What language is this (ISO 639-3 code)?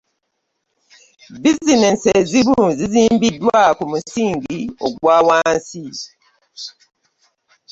lug